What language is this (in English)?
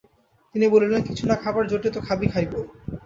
Bangla